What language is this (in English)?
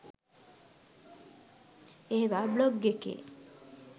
Sinhala